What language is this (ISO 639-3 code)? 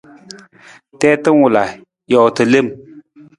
nmz